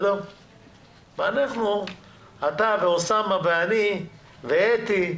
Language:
Hebrew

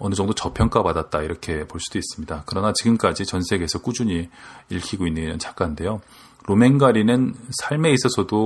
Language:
Korean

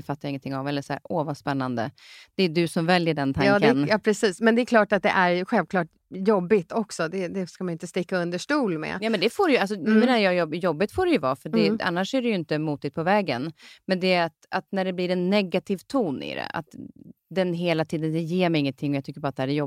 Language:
Swedish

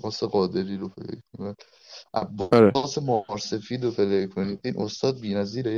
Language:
Persian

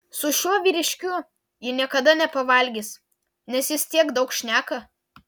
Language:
Lithuanian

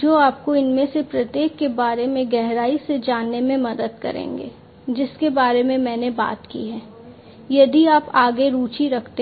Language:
Hindi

